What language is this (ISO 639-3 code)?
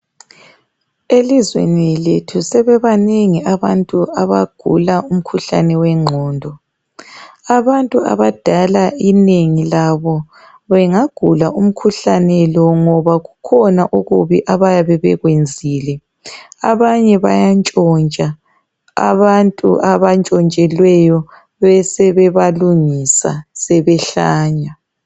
nde